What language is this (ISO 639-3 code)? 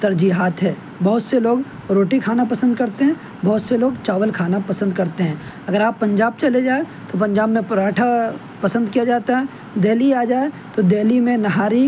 urd